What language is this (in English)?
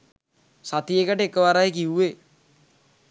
Sinhala